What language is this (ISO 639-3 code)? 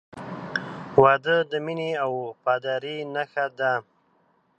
pus